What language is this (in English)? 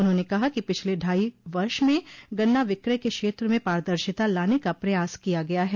Hindi